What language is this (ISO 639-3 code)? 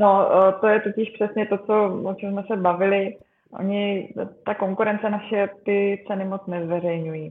ces